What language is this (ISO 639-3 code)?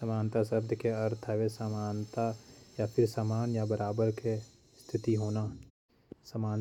kfp